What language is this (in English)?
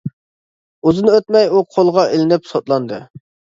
Uyghur